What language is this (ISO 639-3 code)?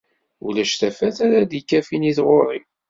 kab